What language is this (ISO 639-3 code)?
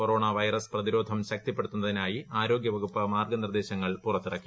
mal